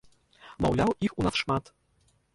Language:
Belarusian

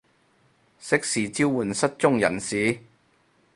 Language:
Cantonese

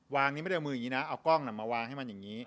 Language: Thai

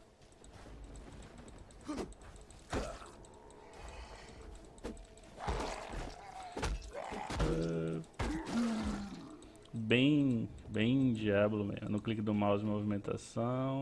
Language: Portuguese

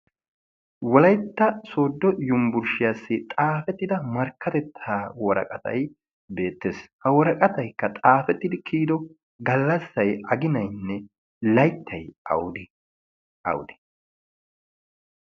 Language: Wolaytta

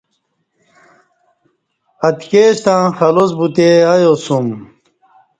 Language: Kati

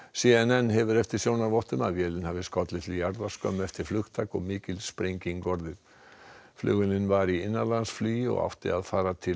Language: Icelandic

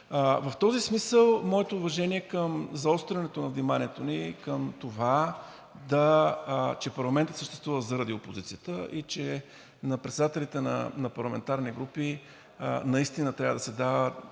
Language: Bulgarian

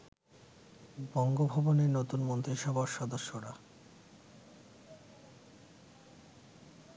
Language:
Bangla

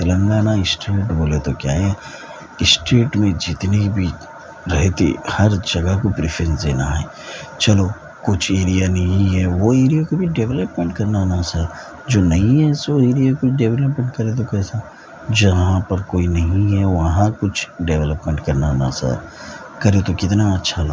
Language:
Urdu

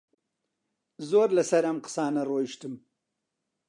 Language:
Central Kurdish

